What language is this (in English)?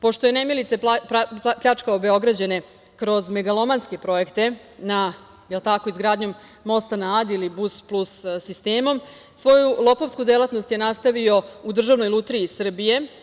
Serbian